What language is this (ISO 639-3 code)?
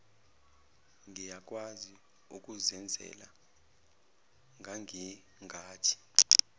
zul